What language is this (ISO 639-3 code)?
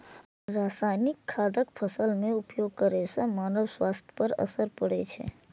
mai